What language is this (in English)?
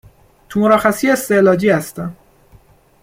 Persian